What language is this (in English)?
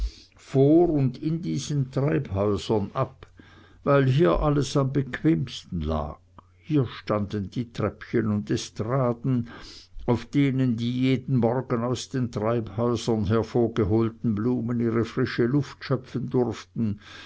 German